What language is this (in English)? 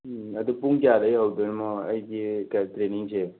Manipuri